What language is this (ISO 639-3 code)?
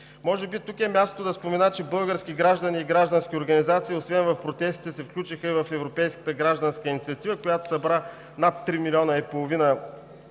bul